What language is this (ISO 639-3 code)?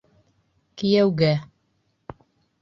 bak